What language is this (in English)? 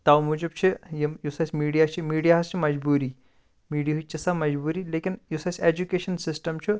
Kashmiri